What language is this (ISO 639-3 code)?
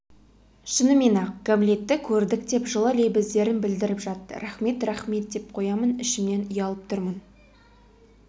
kaz